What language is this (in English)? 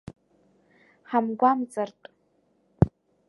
Abkhazian